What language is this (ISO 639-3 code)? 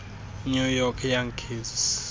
xho